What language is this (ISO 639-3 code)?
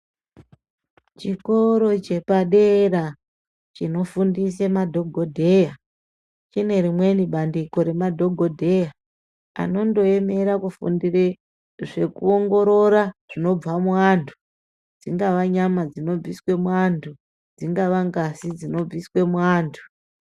ndc